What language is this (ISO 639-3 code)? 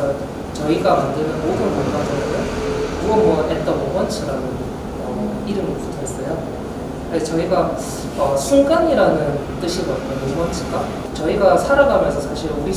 kor